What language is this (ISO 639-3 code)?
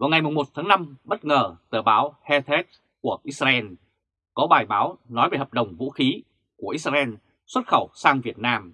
vie